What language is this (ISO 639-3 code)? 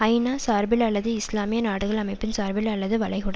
tam